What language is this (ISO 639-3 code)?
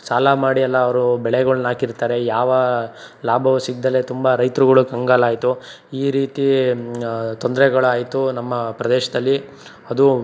kan